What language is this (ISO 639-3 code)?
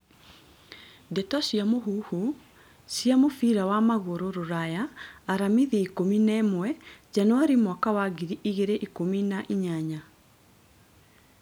kik